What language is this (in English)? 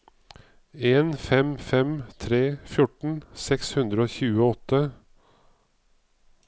Norwegian